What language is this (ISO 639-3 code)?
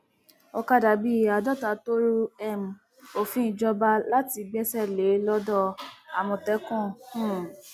yor